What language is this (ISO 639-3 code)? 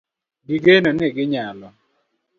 luo